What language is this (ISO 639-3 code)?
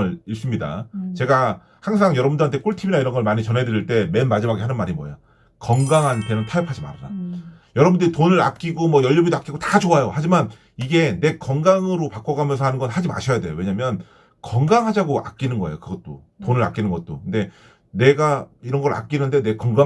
kor